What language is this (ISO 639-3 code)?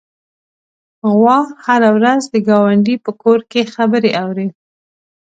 pus